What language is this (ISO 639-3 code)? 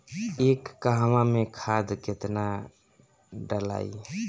bho